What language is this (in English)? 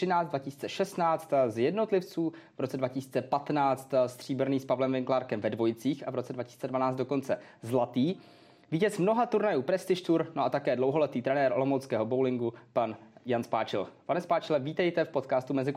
Czech